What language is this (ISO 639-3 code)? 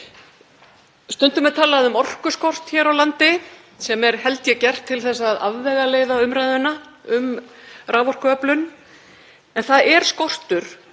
isl